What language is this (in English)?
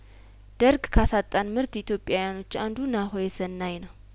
Amharic